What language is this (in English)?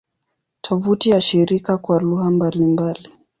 Swahili